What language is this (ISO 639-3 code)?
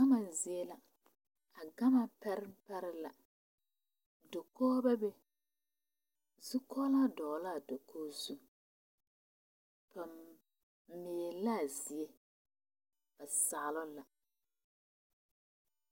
dga